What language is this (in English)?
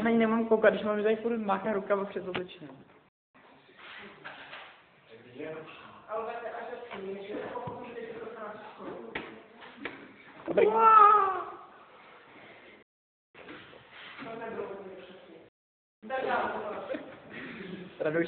Czech